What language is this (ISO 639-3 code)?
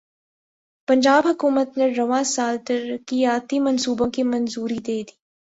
urd